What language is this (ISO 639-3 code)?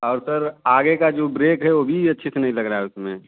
hin